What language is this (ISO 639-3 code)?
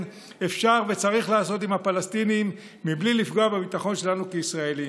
heb